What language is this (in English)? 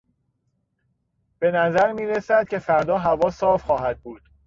Persian